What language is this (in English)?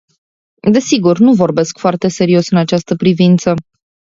Romanian